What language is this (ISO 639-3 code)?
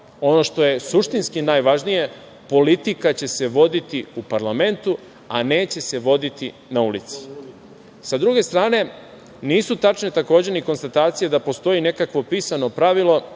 srp